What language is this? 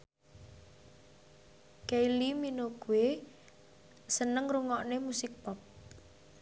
Javanese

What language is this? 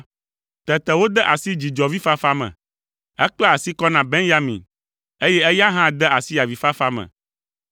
Ewe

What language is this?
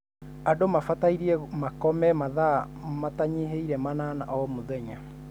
Kikuyu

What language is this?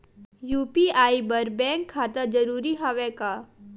Chhattisgarhi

